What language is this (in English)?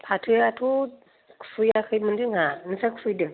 Bodo